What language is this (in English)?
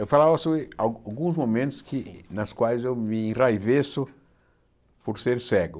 Portuguese